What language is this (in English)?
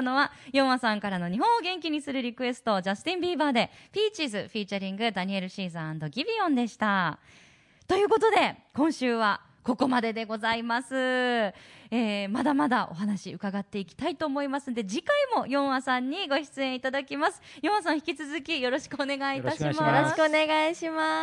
Japanese